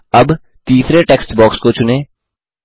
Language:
Hindi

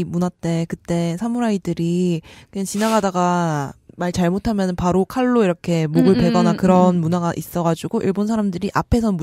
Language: Korean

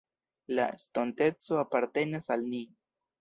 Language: Esperanto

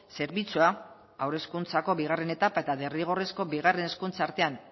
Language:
Basque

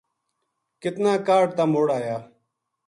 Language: Gujari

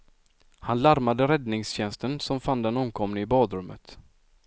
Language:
Swedish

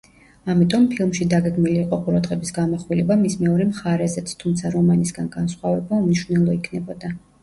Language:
Georgian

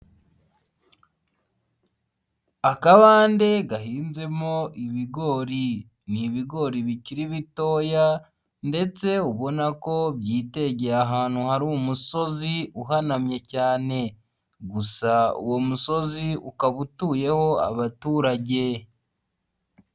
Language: Kinyarwanda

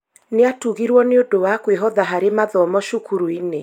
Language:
Kikuyu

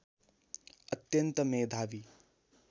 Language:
Nepali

